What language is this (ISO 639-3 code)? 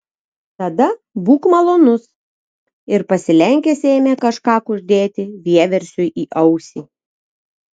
lit